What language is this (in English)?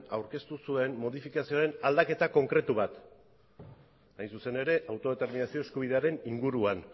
Basque